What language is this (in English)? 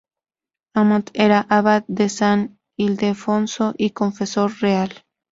Spanish